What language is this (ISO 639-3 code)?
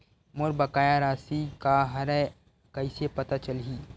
hne